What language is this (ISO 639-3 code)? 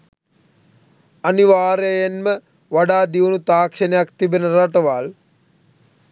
sin